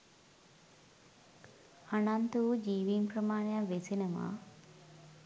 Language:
Sinhala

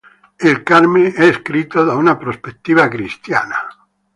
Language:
Italian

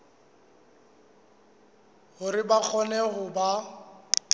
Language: Southern Sotho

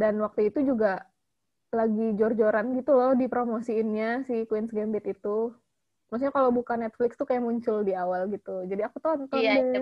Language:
Indonesian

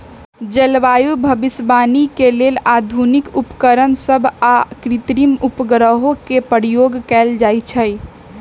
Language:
Magahi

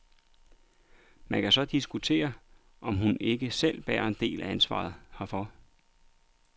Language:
Danish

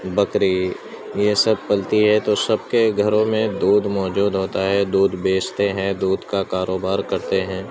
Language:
Urdu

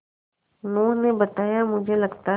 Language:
Hindi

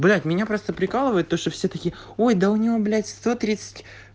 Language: Russian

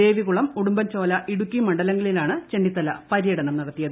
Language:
Malayalam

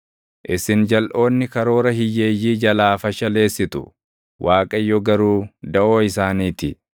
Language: Oromo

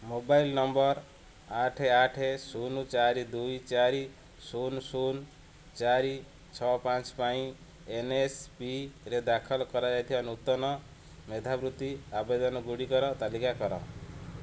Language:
Odia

